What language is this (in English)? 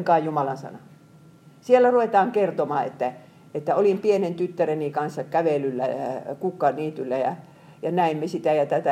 Finnish